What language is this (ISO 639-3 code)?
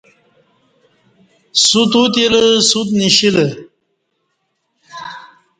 bsh